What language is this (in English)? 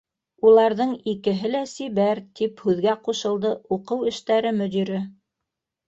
Bashkir